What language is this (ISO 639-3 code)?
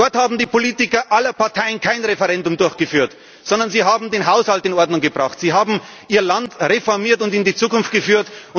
deu